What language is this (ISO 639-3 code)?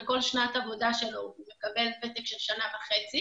heb